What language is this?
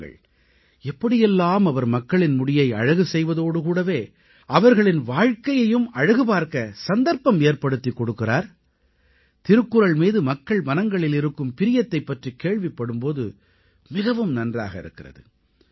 Tamil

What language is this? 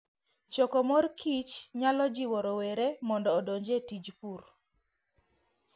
Luo (Kenya and Tanzania)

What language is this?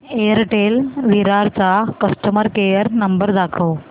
Marathi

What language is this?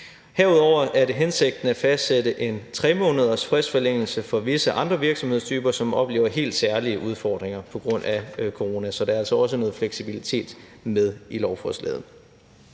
Danish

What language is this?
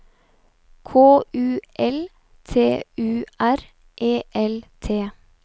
Norwegian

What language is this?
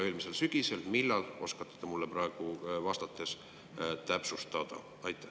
Estonian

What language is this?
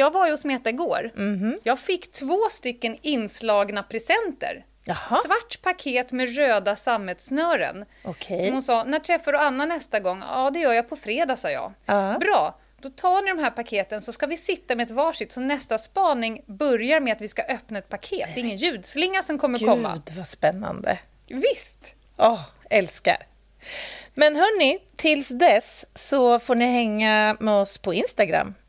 Swedish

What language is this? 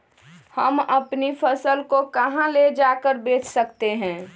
Magahi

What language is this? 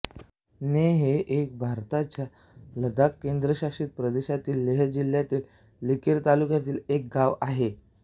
Marathi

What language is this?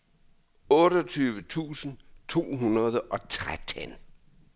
Danish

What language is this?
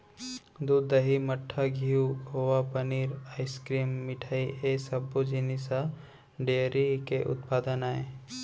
Chhattisgarhi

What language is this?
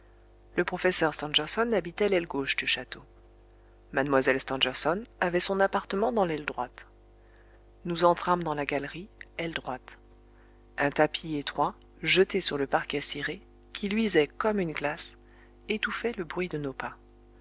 French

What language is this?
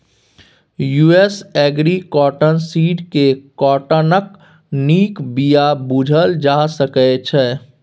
Maithili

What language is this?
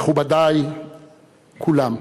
Hebrew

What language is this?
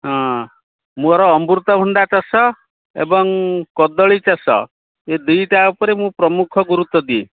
Odia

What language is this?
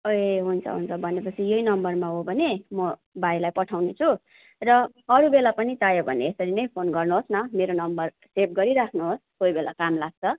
Nepali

